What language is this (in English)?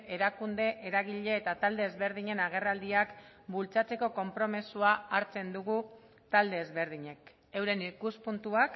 Basque